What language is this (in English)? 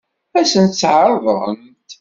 Kabyle